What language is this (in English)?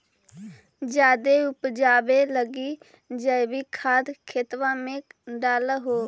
Magahi